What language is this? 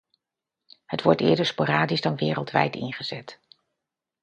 Dutch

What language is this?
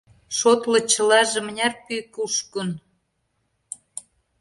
Mari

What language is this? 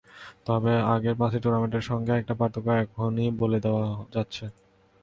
Bangla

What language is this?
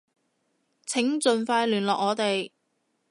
Cantonese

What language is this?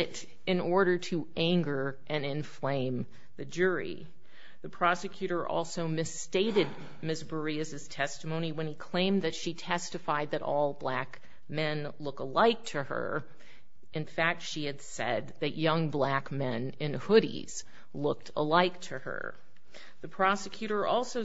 English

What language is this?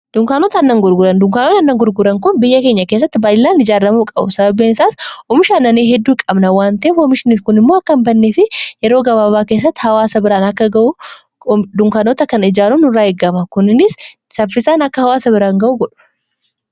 Oromo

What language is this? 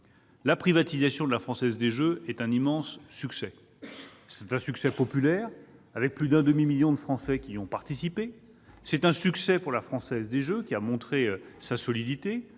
French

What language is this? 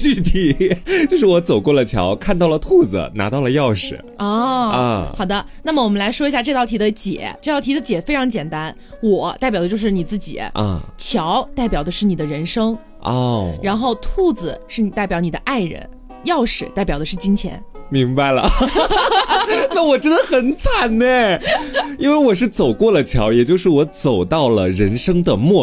Chinese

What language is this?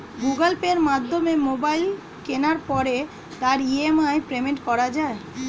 Bangla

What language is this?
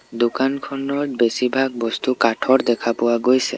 Assamese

